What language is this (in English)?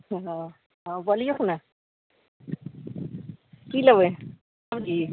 Maithili